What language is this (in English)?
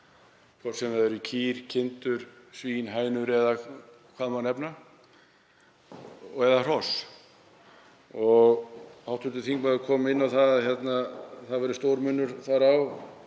Icelandic